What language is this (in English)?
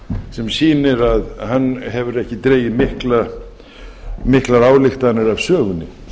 Icelandic